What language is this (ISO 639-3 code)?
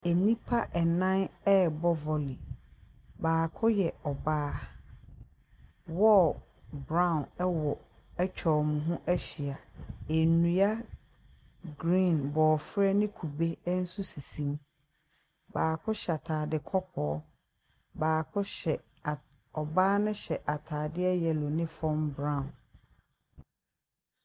aka